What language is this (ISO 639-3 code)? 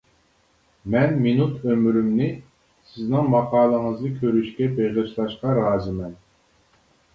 uig